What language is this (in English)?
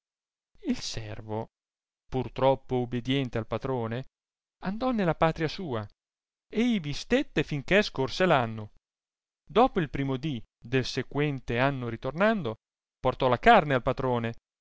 Italian